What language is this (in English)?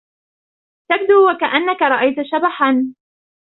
Arabic